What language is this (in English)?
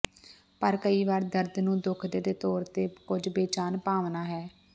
Punjabi